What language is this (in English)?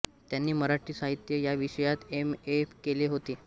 Marathi